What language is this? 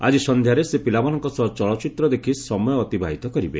Odia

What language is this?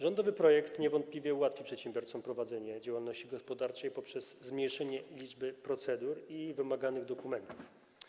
Polish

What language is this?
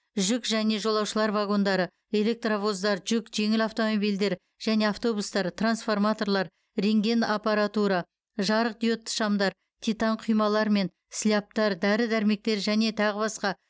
Kazakh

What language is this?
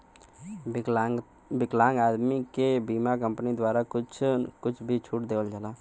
Bhojpuri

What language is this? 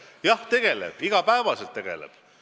Estonian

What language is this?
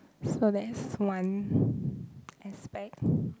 English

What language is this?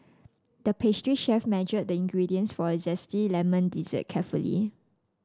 English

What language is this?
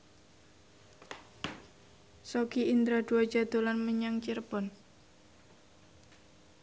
Javanese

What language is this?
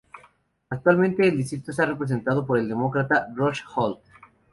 Spanish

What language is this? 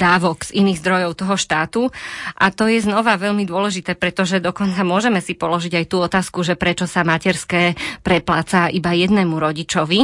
Slovak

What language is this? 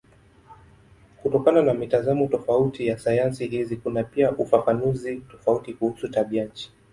Swahili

